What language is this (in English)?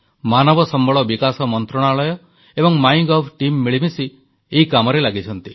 Odia